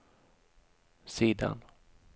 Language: Swedish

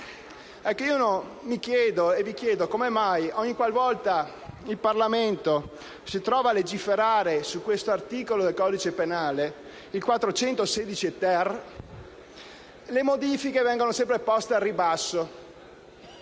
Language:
Italian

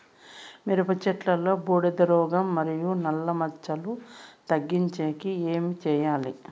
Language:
Telugu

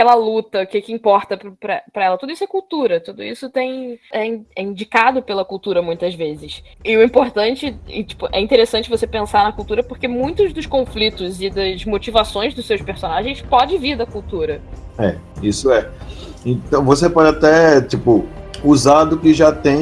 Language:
Portuguese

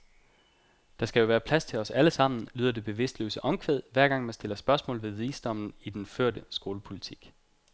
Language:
Danish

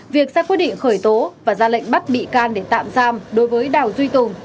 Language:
Vietnamese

